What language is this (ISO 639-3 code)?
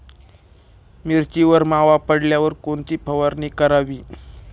mar